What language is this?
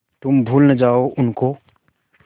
Hindi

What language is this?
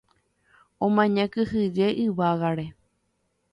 Guarani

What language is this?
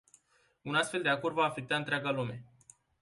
Romanian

